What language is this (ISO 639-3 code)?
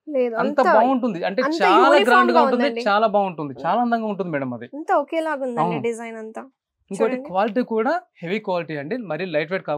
hin